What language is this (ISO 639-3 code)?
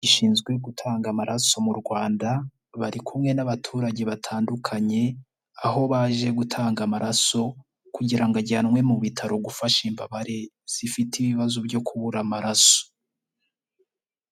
kin